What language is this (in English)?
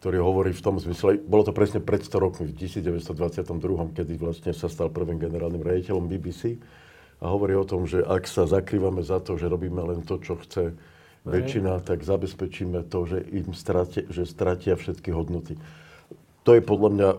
Slovak